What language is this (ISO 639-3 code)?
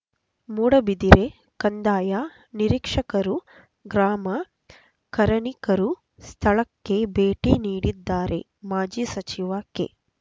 kan